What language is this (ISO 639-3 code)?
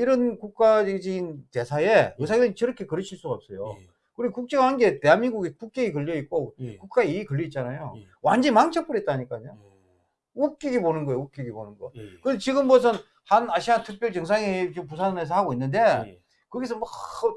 kor